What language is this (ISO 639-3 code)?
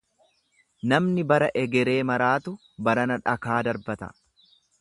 orm